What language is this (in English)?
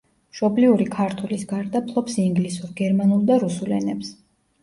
Georgian